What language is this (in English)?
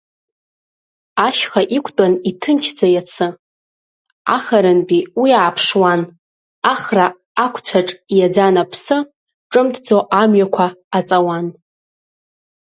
Abkhazian